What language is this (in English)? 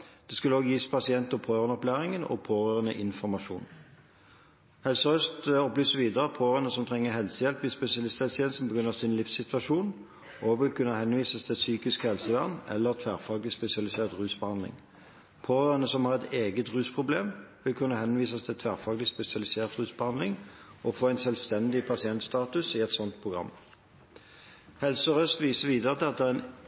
Norwegian Bokmål